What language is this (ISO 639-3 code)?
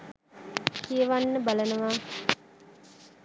sin